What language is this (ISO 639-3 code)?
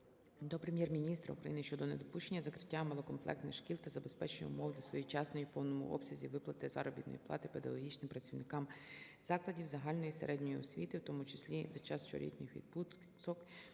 ukr